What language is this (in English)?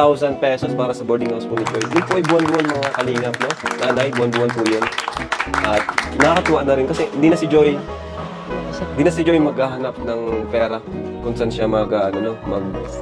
Filipino